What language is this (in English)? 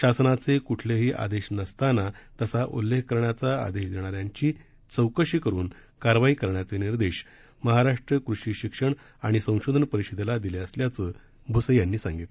Marathi